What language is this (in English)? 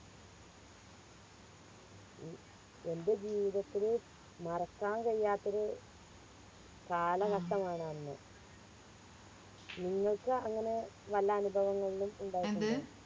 Malayalam